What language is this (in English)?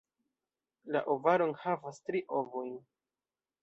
Esperanto